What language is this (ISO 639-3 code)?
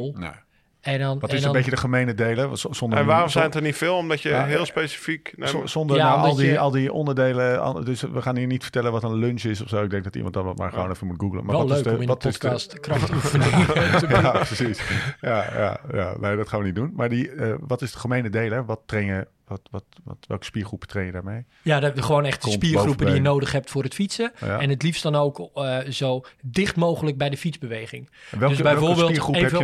nld